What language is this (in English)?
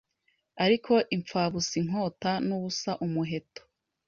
Kinyarwanda